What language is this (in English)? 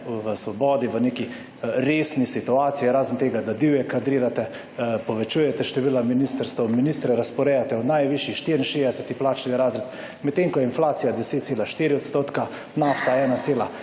Slovenian